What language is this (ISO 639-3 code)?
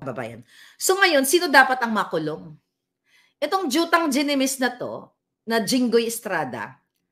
fil